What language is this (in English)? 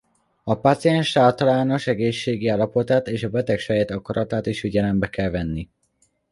Hungarian